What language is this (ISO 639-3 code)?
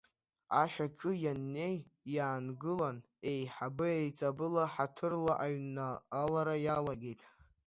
abk